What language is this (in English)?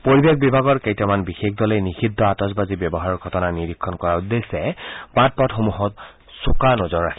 Assamese